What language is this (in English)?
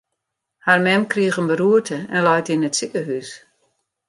Western Frisian